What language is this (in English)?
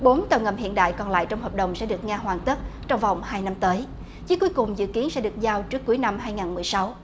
Vietnamese